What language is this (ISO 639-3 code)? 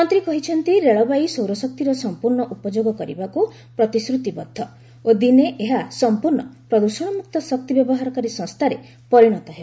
ori